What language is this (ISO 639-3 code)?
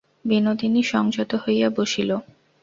ben